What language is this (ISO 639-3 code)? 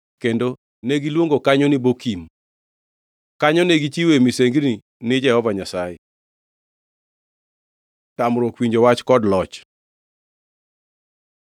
luo